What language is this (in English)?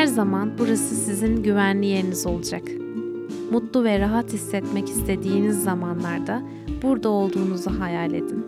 Turkish